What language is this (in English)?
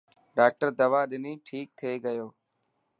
Dhatki